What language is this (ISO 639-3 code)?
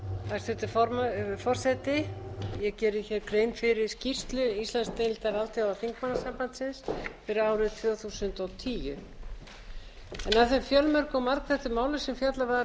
isl